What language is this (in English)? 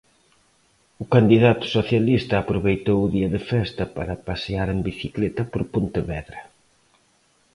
Galician